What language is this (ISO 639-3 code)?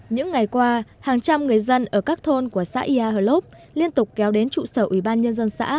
vie